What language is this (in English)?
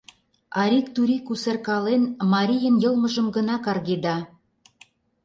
Mari